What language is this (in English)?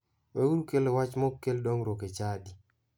Luo (Kenya and Tanzania)